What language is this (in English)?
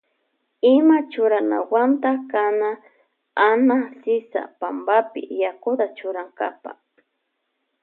Loja Highland Quichua